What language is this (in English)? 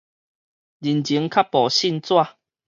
Min Nan Chinese